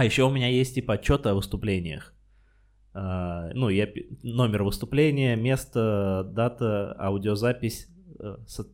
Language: Russian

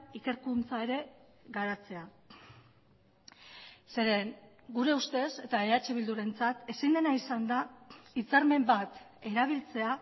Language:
Basque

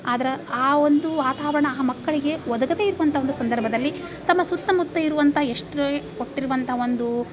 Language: Kannada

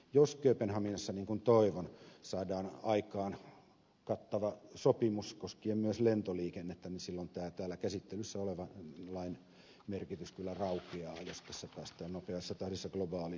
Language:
Finnish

